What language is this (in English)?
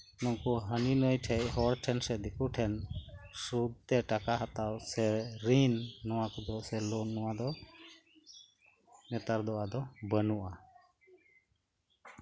Santali